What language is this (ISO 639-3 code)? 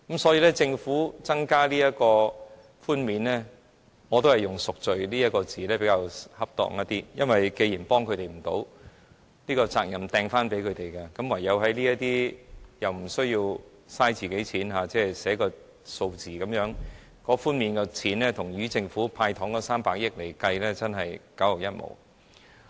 yue